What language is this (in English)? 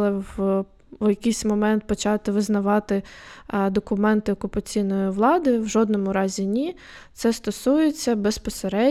Ukrainian